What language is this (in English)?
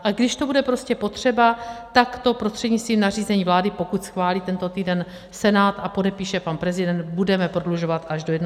Czech